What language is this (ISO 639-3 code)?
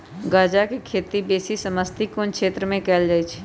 mag